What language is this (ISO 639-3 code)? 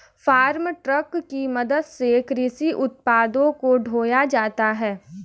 hin